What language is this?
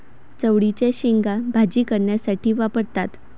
Marathi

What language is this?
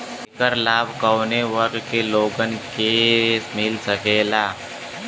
Bhojpuri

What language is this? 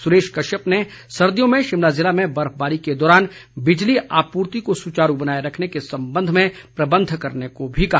Hindi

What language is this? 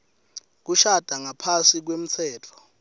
Swati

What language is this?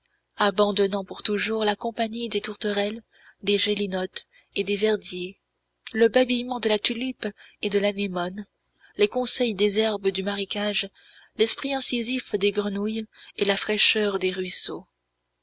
French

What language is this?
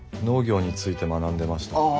Japanese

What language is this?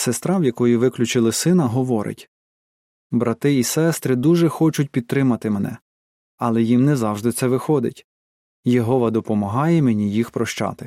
Ukrainian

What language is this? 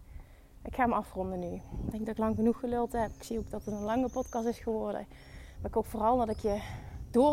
Dutch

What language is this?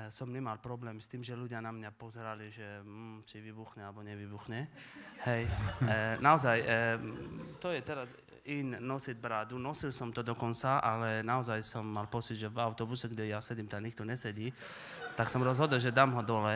Slovak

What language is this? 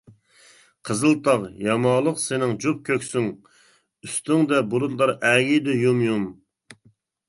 Uyghur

